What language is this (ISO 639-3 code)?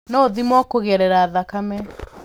kik